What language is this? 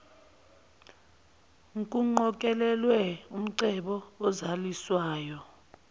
Zulu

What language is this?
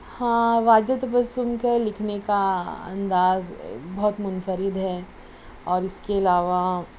Urdu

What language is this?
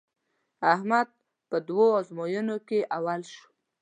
Pashto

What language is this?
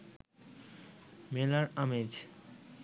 Bangla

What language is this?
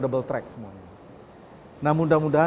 Indonesian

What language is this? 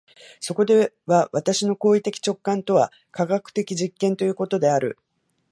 Japanese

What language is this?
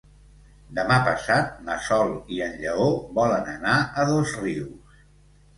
Catalan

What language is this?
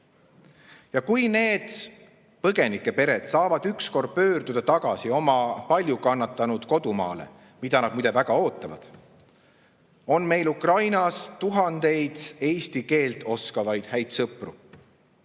Estonian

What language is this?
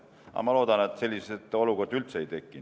Estonian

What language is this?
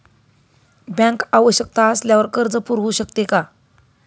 Marathi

